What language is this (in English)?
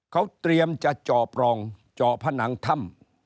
Thai